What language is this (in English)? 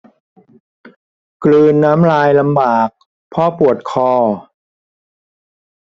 Thai